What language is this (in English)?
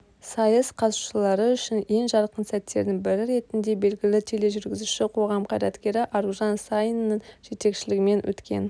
Kazakh